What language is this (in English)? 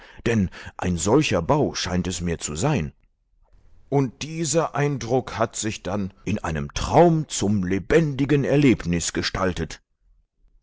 German